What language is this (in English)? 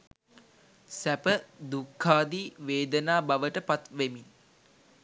Sinhala